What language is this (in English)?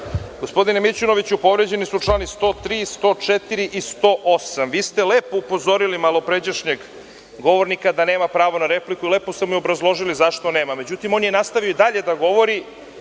Serbian